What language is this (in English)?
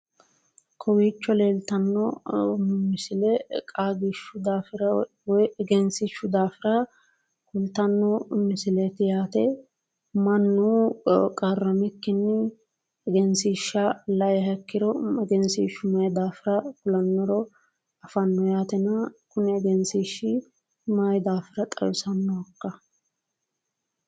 Sidamo